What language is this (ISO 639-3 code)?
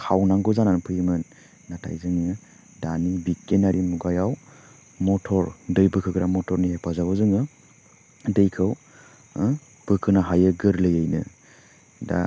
brx